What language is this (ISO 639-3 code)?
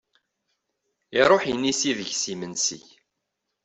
kab